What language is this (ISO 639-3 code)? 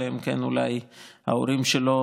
heb